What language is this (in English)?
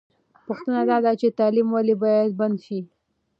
Pashto